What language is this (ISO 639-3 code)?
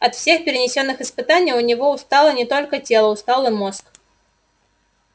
rus